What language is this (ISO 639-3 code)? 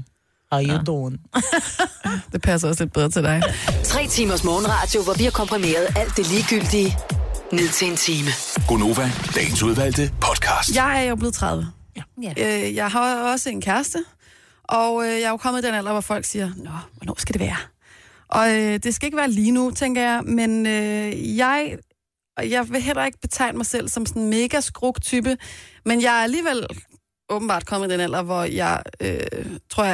dan